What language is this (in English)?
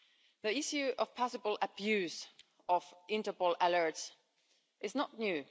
English